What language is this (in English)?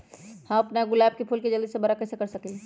Magahi